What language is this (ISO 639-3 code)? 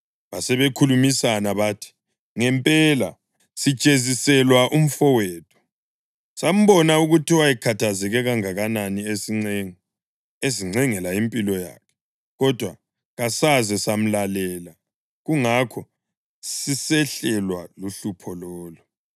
nde